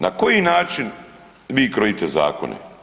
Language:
Croatian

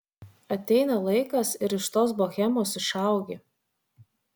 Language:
Lithuanian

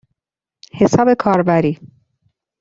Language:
Persian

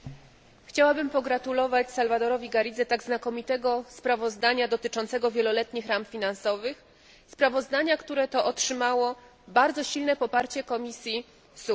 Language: Polish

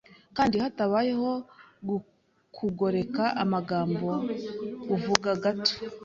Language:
Kinyarwanda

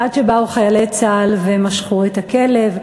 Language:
Hebrew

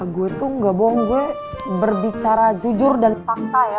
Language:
Indonesian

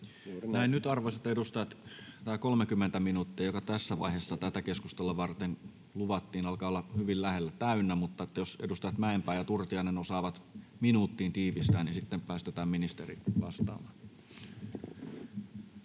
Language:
Finnish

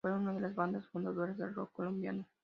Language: Spanish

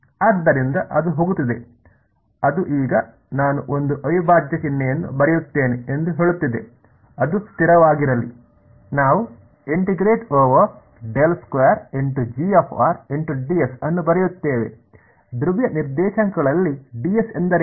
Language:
Kannada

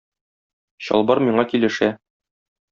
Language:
Tatar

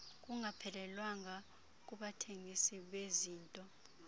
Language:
Xhosa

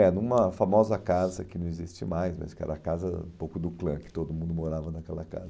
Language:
Portuguese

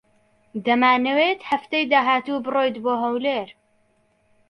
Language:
Central Kurdish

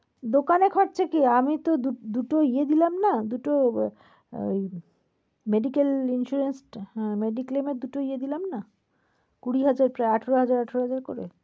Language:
Bangla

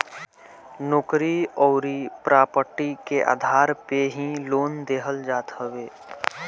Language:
Bhojpuri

